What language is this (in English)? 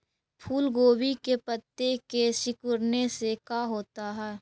Magahi